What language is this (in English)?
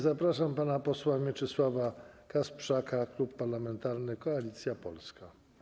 Polish